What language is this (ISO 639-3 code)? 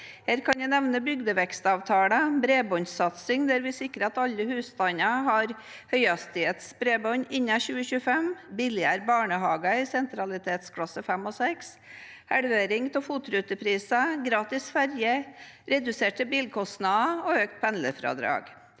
nor